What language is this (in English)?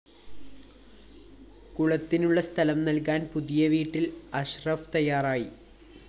Malayalam